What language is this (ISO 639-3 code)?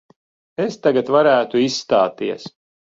lav